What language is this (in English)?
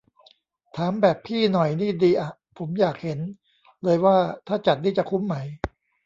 Thai